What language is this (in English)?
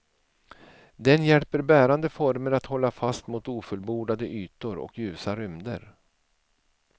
Swedish